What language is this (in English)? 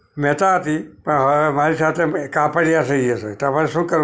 Gujarati